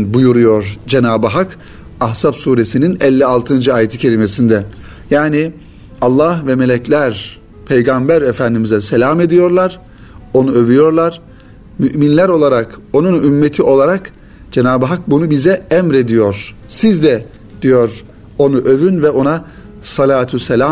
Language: Turkish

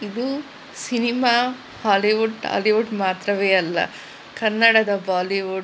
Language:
Kannada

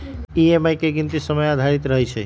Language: Magahi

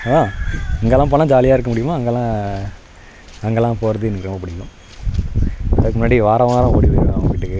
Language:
Tamil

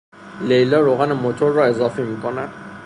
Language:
Persian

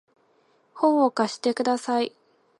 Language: Japanese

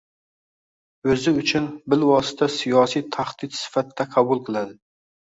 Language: Uzbek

